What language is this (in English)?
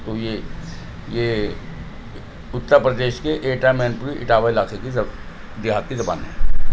Urdu